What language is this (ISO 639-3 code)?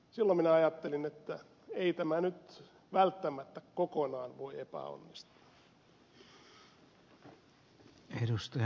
fin